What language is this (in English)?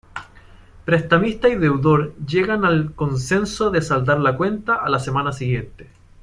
Spanish